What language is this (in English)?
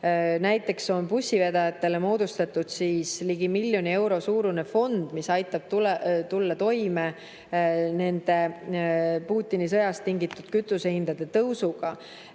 Estonian